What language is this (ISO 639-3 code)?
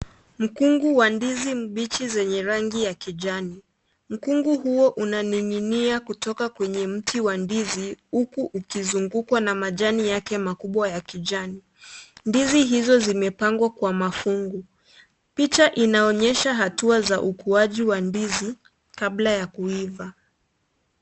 swa